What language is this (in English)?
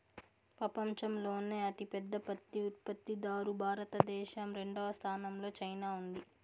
Telugu